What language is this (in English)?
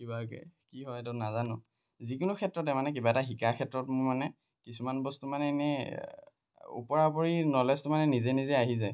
Assamese